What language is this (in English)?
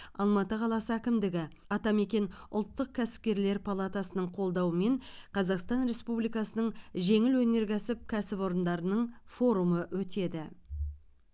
Kazakh